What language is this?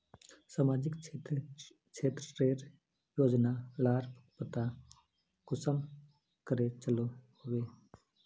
Magahi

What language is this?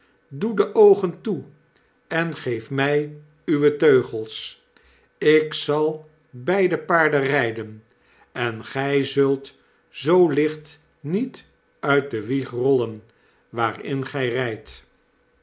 Dutch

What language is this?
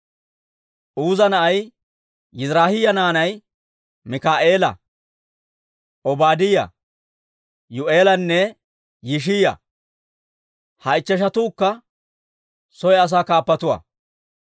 Dawro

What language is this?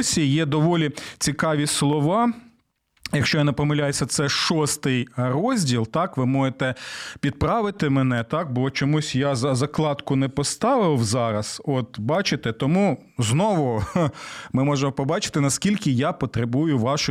Ukrainian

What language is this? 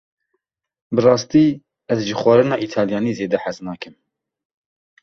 Kurdish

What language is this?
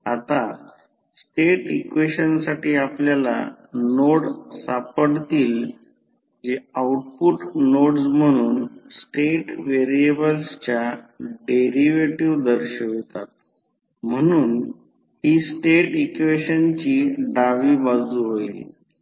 Marathi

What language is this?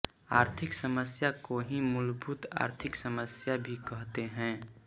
Hindi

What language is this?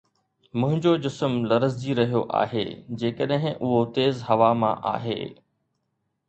Sindhi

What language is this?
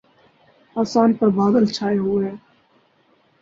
Urdu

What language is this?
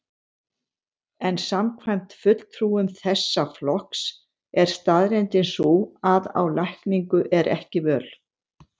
Icelandic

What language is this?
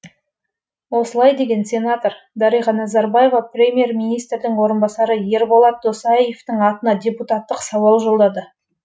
Kazakh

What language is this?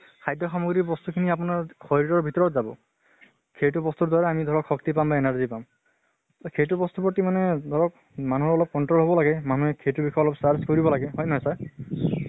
Assamese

